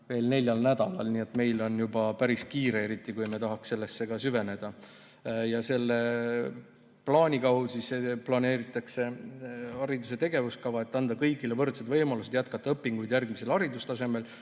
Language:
Estonian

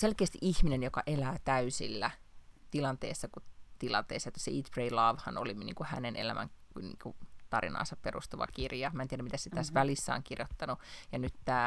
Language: Finnish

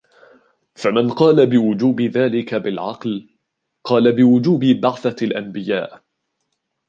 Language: Arabic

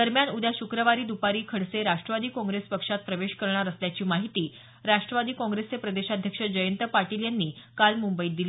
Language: Marathi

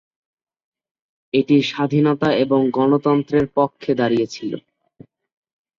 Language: Bangla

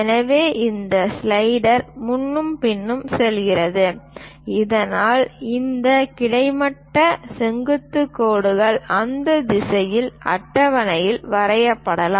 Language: Tamil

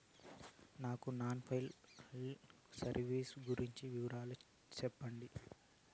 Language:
Telugu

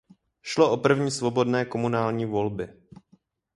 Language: Czech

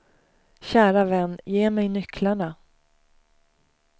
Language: Swedish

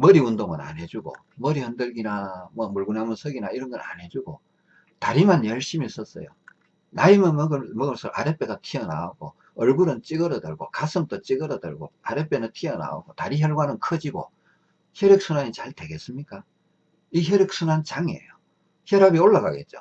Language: Korean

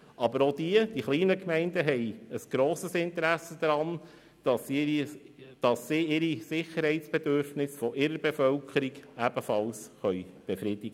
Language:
Swiss German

